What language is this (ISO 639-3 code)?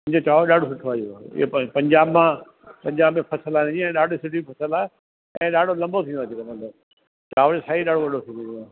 snd